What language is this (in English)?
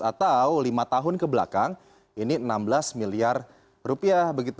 Indonesian